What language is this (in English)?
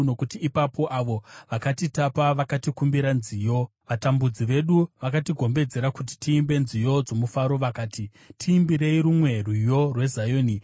Shona